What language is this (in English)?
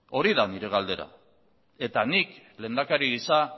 Basque